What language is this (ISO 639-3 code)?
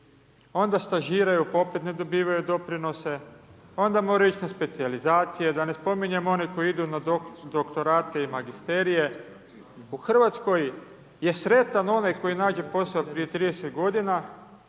hrv